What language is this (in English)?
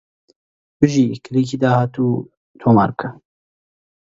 Central Kurdish